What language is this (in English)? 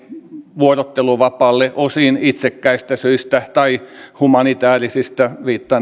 Finnish